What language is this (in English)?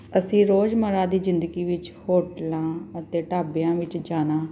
Punjabi